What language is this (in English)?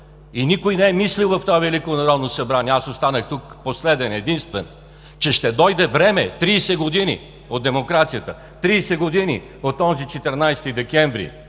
Bulgarian